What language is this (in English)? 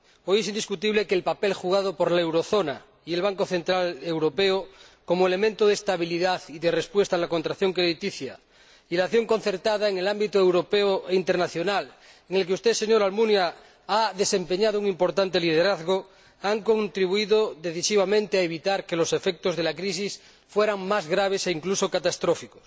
Spanish